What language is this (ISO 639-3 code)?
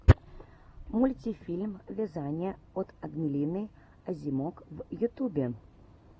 rus